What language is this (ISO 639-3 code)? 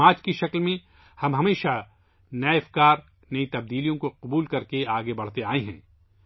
urd